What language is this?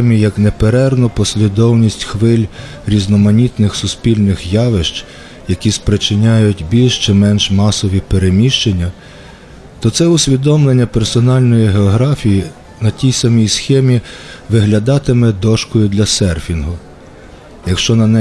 Ukrainian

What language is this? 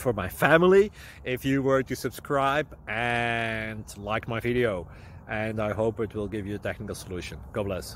English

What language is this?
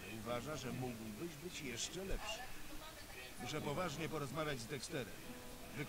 Polish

